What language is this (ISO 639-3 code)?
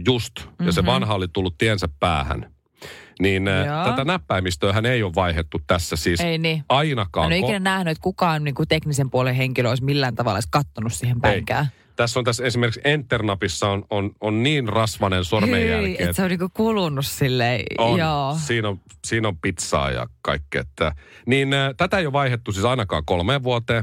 fin